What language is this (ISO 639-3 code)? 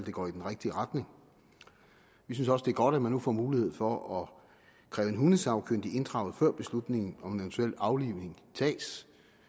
dan